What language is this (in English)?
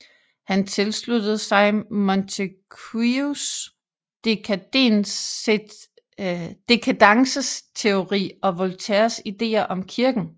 Danish